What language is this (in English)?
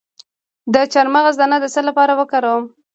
Pashto